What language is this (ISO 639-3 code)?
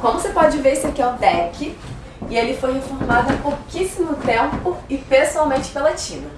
por